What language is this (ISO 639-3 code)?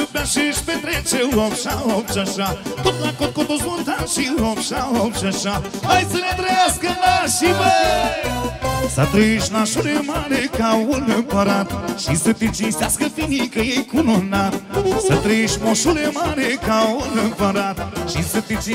ron